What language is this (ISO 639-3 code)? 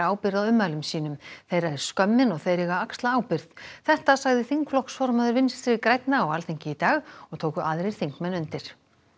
isl